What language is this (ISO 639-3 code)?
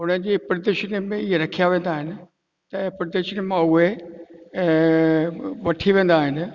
snd